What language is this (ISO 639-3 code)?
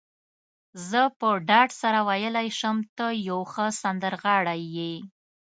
pus